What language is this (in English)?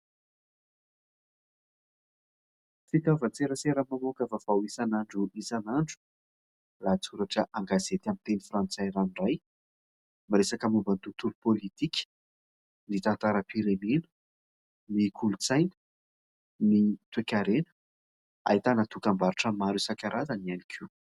Malagasy